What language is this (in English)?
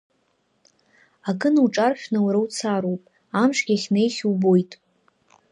Abkhazian